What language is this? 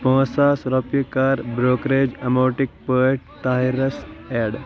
Kashmiri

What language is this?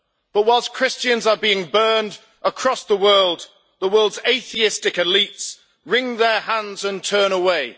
English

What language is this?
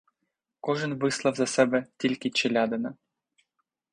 Ukrainian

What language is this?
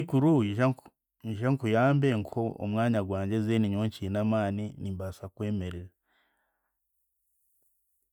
Chiga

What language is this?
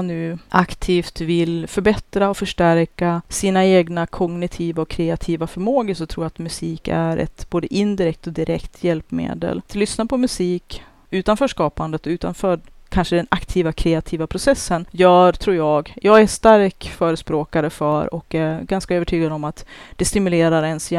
Swedish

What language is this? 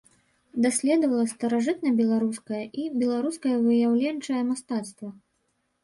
Belarusian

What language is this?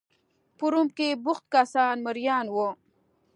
Pashto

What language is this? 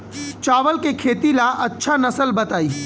Bhojpuri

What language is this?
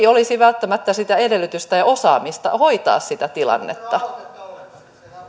Finnish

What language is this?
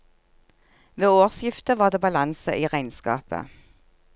Norwegian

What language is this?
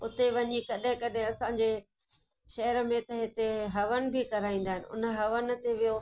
Sindhi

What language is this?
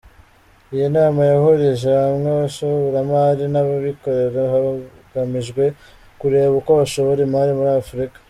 Kinyarwanda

